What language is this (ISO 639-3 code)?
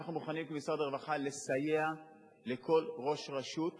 heb